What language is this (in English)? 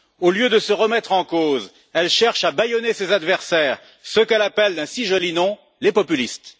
French